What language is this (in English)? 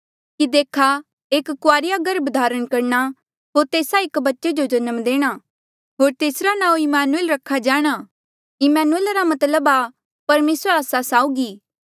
Mandeali